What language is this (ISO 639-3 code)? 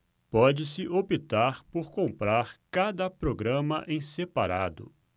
por